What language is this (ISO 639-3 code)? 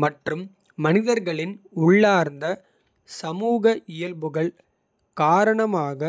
kfe